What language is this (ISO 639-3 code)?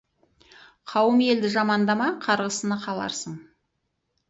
kaz